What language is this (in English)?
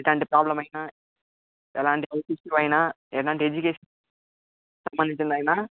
Telugu